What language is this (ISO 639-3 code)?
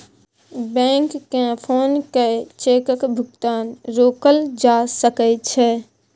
mai